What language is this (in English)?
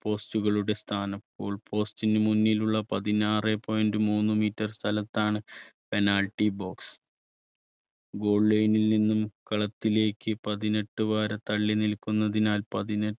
Malayalam